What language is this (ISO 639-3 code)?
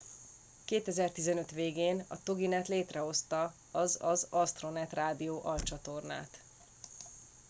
hun